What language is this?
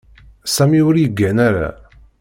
Kabyle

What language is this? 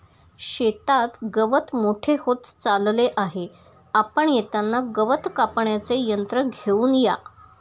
Marathi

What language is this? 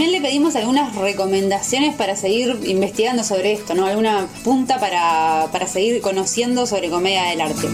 Spanish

